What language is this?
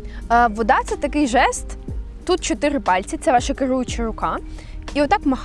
Ukrainian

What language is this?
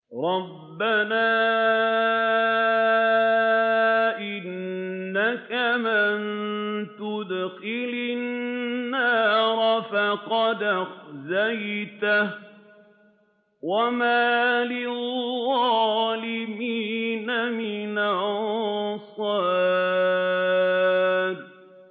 Arabic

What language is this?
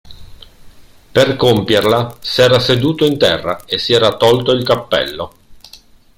Italian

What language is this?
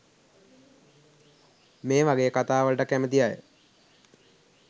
Sinhala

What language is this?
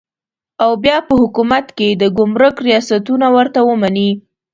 Pashto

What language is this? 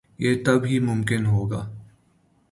Urdu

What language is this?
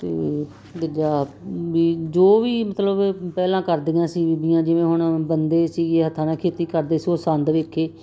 Punjabi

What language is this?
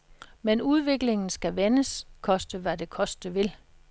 Danish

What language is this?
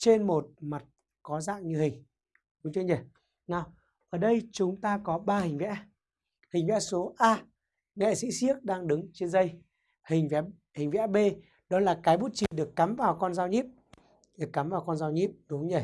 Vietnamese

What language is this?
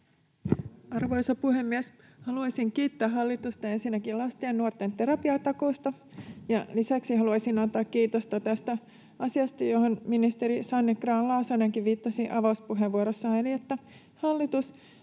Finnish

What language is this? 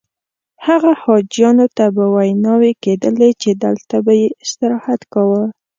Pashto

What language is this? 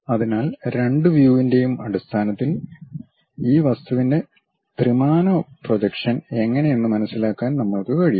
Malayalam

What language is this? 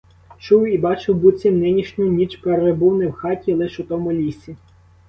Ukrainian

